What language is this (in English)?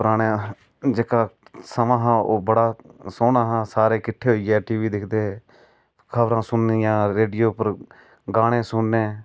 Dogri